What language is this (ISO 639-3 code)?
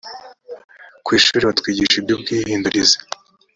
kin